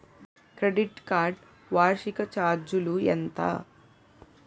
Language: Telugu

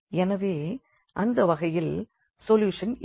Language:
Tamil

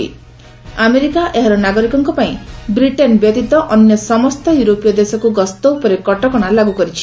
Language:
Odia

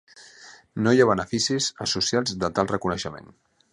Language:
Catalan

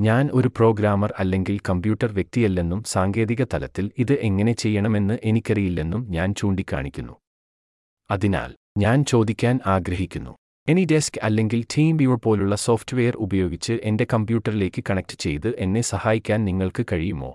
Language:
Malayalam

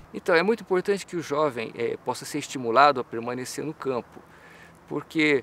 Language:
Portuguese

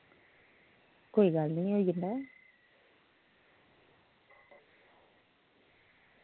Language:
Dogri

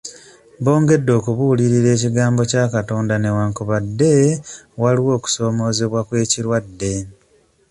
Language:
Ganda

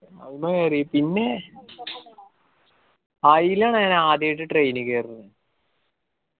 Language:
Malayalam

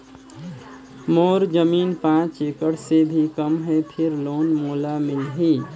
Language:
Chhattisgarhi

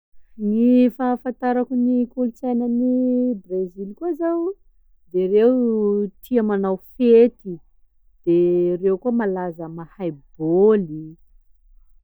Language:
Sakalava Malagasy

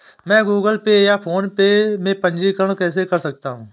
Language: Hindi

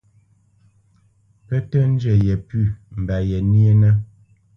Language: Bamenyam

